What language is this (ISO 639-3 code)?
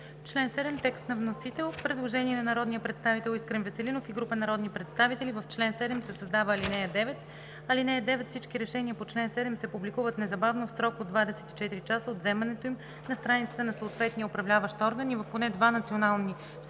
bul